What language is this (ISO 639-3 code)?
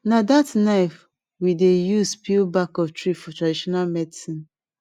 pcm